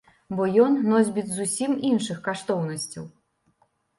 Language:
Belarusian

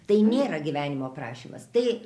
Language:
Lithuanian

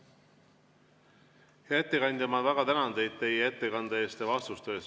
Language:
Estonian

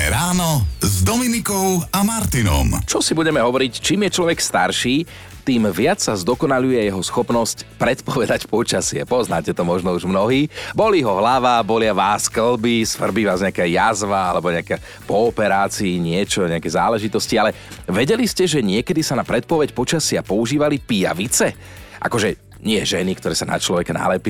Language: Slovak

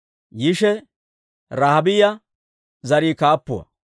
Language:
Dawro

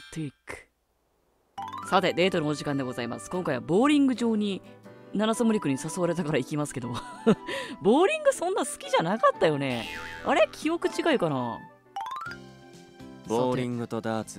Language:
Japanese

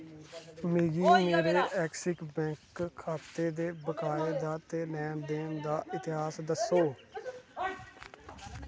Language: Dogri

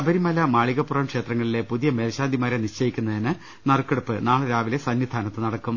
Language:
Malayalam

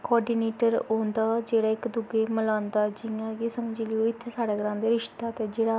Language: Dogri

